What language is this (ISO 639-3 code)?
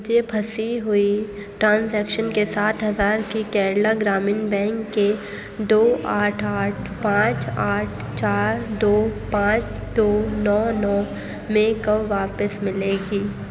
urd